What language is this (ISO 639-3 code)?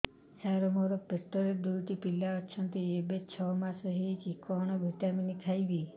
ori